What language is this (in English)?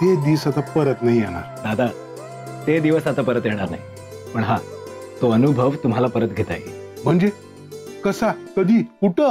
Marathi